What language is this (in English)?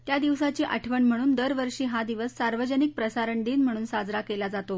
Marathi